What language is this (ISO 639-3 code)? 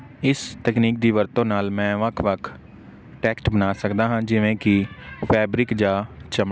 pan